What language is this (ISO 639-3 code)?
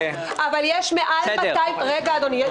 heb